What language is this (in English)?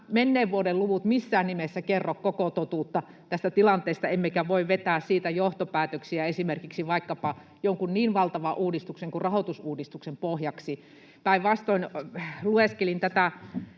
Finnish